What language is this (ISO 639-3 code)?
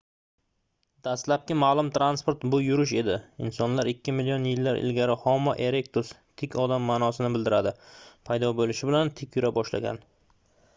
uzb